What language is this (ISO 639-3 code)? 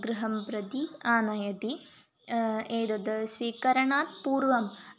san